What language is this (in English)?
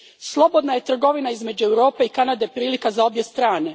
Croatian